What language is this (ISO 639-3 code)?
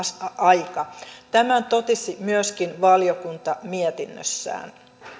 fin